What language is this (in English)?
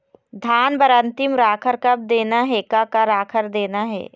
Chhattisgarhi